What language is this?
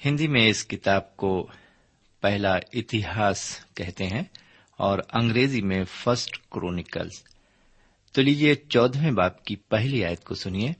Urdu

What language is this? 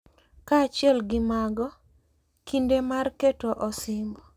Luo (Kenya and Tanzania)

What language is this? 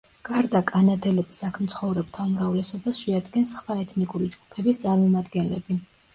Georgian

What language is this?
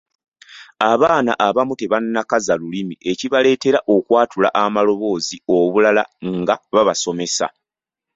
Ganda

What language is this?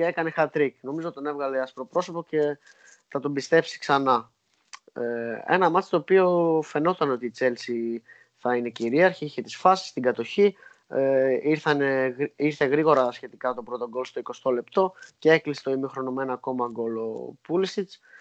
Greek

